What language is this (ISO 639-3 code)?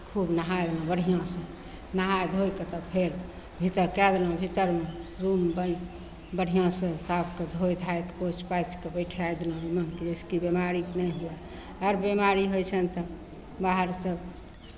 mai